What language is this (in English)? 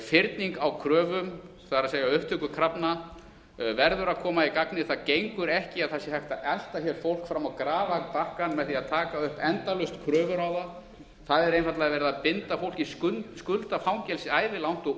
Icelandic